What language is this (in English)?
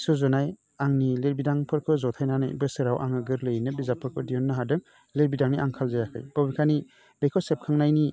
Bodo